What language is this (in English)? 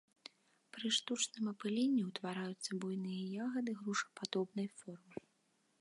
Belarusian